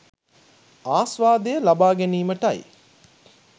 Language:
Sinhala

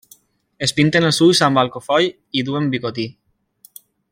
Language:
Catalan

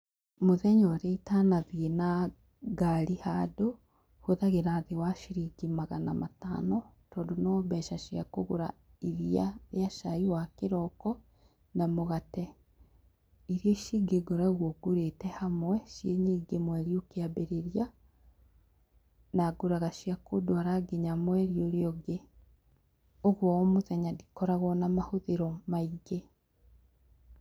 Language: Kikuyu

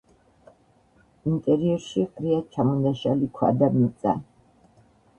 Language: Georgian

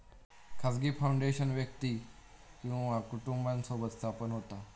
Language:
Marathi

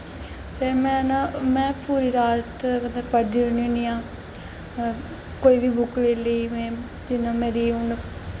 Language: Dogri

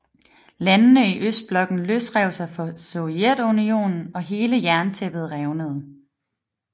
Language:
Danish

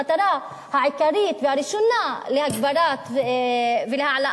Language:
Hebrew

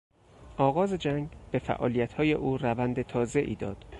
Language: Persian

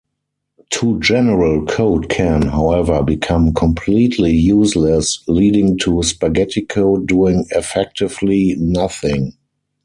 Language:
English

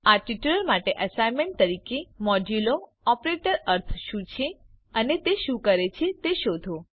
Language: Gujarati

